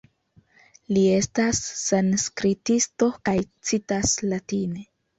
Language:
Esperanto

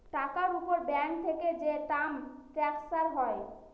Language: Bangla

